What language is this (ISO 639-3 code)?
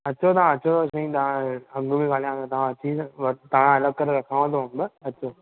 snd